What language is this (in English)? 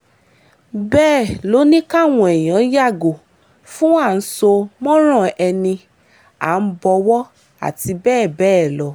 Yoruba